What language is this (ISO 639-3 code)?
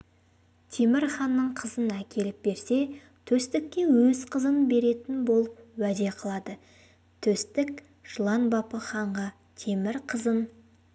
kaz